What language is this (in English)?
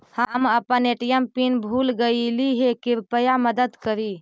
Magahi